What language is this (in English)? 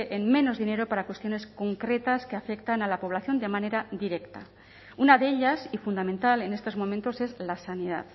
Spanish